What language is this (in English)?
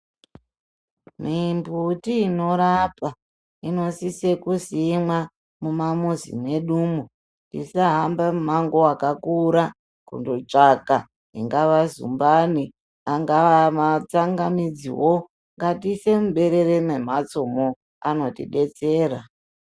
Ndau